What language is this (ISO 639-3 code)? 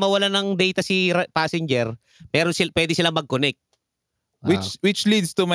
fil